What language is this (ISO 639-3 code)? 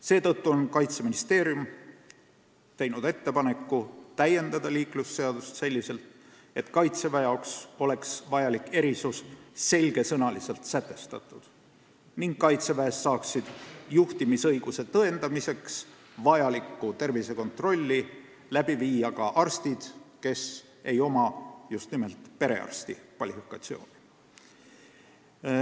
est